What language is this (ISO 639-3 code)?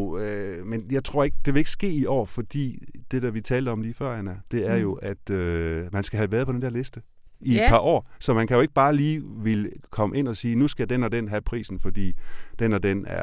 dan